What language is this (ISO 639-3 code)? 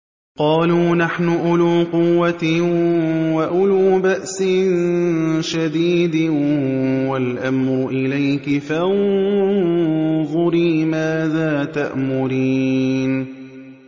ara